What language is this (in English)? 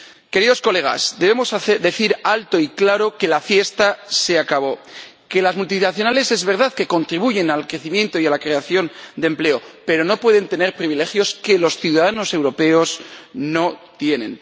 Spanish